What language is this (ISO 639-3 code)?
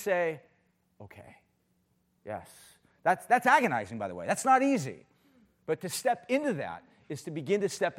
eng